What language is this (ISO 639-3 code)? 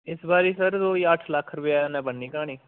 doi